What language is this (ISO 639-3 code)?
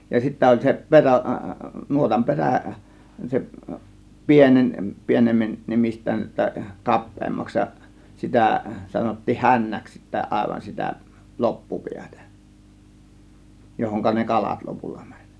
fin